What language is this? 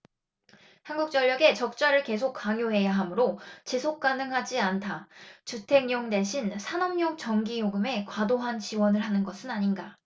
Korean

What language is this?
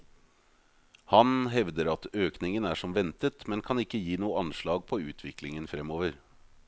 Norwegian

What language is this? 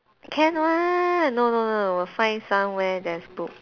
English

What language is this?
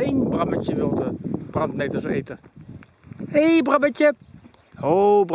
Dutch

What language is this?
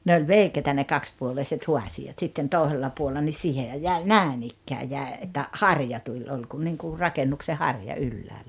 Finnish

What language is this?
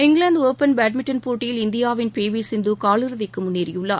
Tamil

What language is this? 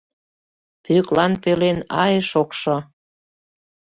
Mari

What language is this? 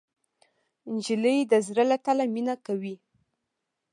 Pashto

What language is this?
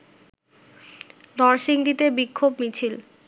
Bangla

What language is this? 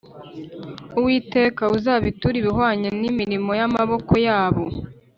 Kinyarwanda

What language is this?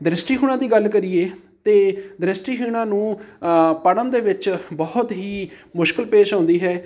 Punjabi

